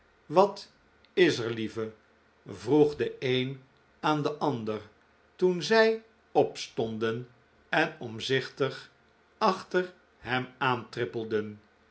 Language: Dutch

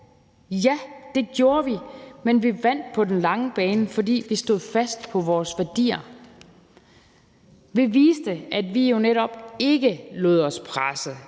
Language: Danish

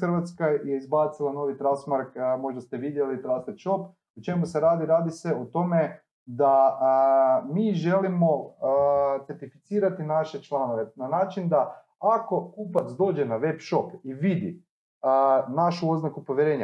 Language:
Croatian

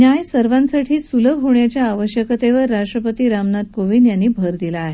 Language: Marathi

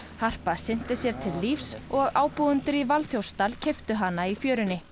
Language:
Icelandic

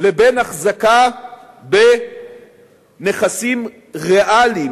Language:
Hebrew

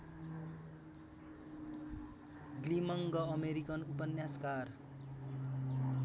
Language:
Nepali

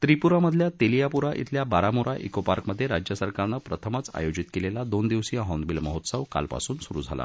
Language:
Marathi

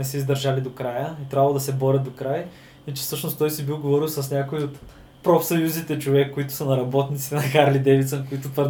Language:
Bulgarian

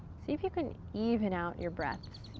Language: English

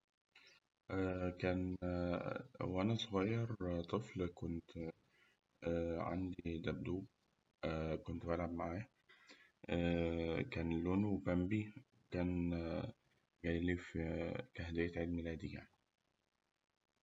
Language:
Egyptian Arabic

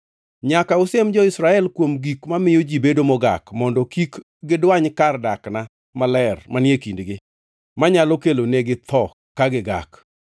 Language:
Luo (Kenya and Tanzania)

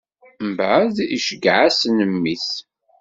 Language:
Kabyle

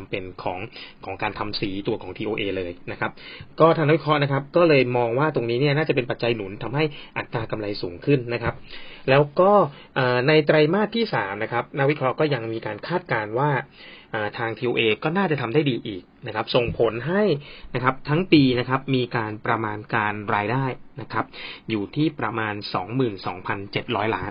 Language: Thai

